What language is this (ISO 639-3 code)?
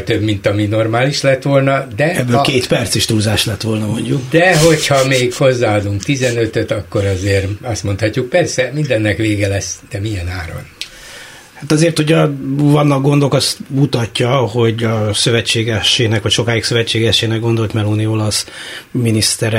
hun